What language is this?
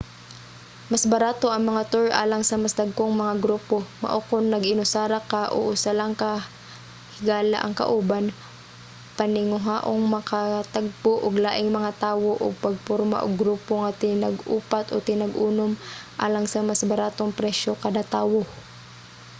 Cebuano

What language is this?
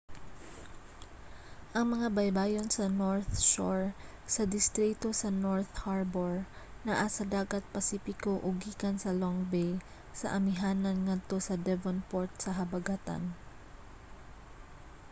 Cebuano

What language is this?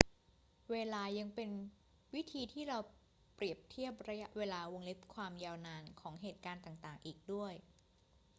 Thai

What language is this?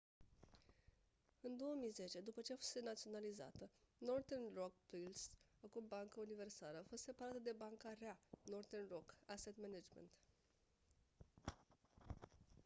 Romanian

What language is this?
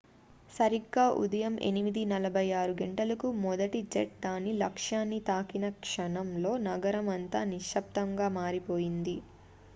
Telugu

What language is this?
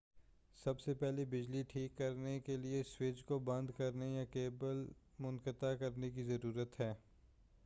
Urdu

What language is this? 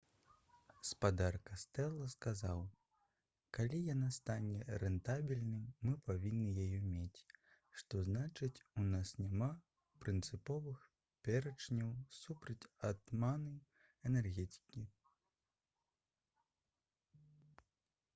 Belarusian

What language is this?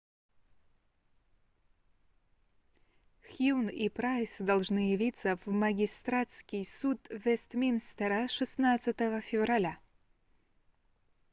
Russian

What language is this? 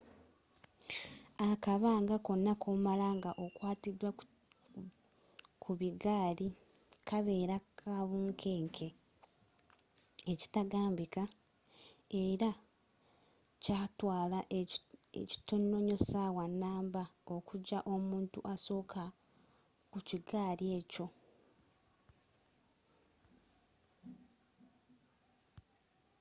Ganda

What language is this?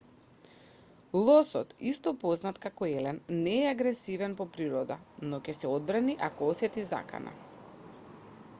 Macedonian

